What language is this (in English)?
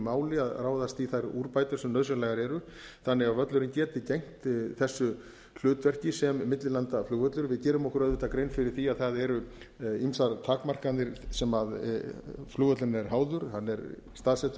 Icelandic